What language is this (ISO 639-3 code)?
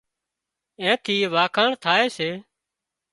kxp